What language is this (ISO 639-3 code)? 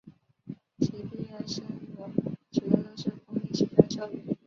zho